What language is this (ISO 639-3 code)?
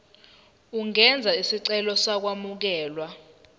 zul